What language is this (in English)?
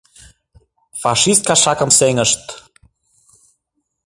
Mari